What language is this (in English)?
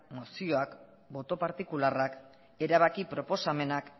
Basque